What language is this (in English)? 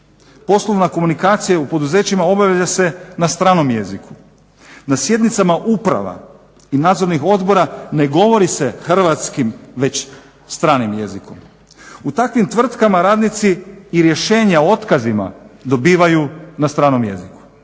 Croatian